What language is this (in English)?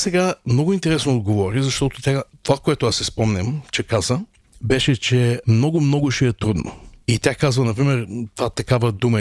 Bulgarian